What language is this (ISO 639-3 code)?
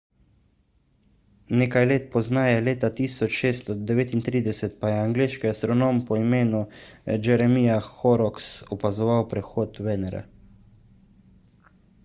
slv